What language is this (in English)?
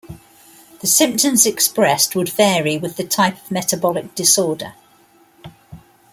English